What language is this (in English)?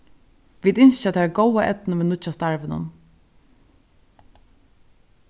Faroese